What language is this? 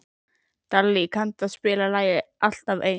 Icelandic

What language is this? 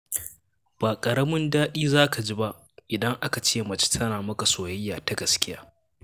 Hausa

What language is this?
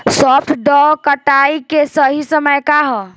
Bhojpuri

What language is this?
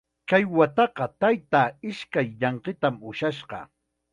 Chiquián Ancash Quechua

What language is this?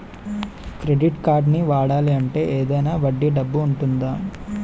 Telugu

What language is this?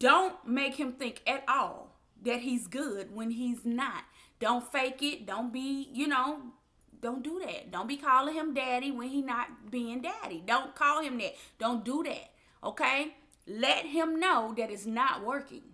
English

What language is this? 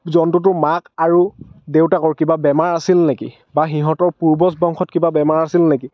Assamese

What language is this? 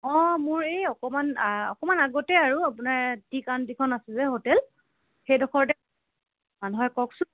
Assamese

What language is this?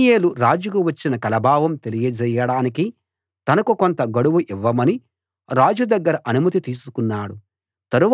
Telugu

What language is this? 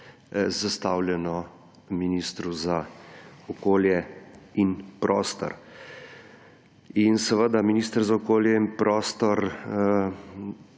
Slovenian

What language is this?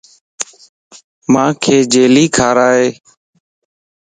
Lasi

